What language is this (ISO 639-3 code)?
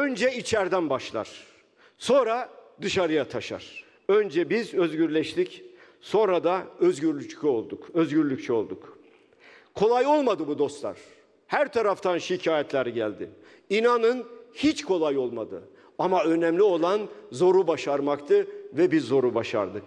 tur